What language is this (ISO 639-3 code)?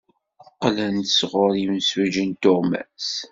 kab